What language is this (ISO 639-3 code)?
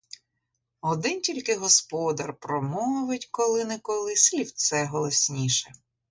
ukr